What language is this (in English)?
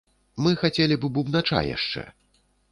Belarusian